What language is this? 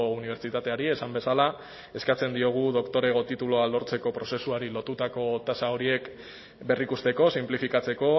Basque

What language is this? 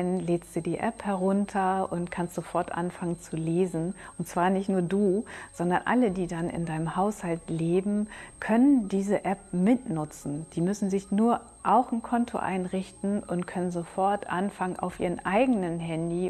German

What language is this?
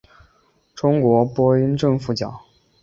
Chinese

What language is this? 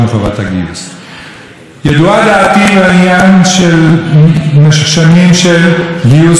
Hebrew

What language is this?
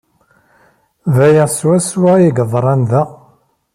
Kabyle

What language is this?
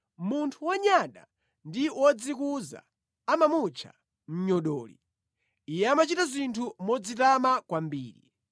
Nyanja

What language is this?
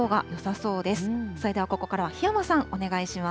Japanese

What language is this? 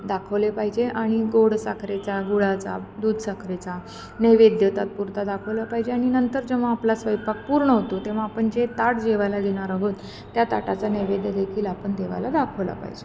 Marathi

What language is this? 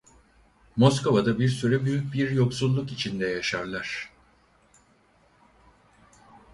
Turkish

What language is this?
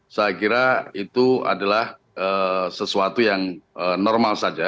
Indonesian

